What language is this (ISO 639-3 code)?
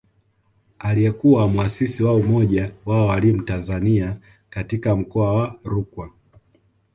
swa